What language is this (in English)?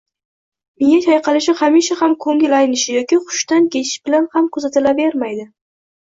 Uzbek